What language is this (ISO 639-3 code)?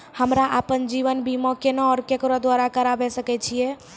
mai